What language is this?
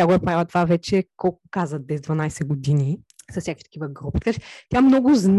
Bulgarian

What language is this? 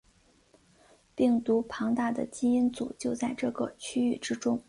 Chinese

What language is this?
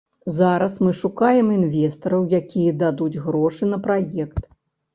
Belarusian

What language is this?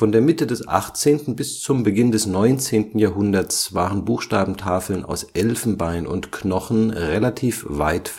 German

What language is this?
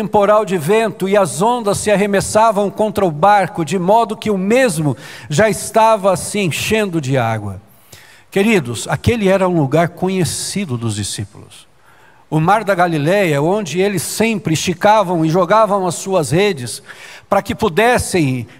Portuguese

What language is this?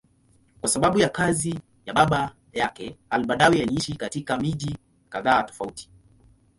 Swahili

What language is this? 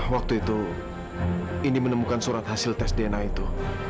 Indonesian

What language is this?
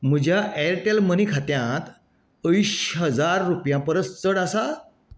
Konkani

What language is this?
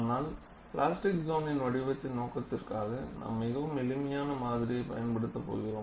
Tamil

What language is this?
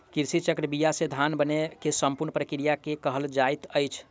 Maithili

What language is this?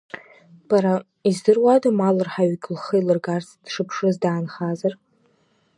Abkhazian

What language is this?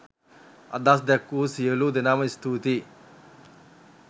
Sinhala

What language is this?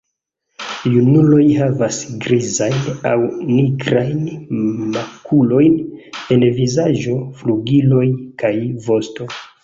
Esperanto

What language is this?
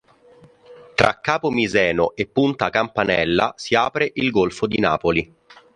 Italian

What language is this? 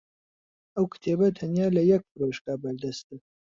Central Kurdish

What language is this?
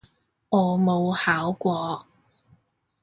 Cantonese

